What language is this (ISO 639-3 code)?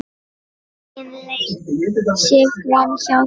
isl